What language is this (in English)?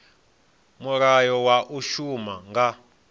Venda